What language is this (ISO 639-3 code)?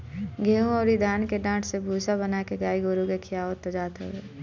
bho